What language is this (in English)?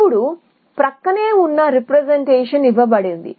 Telugu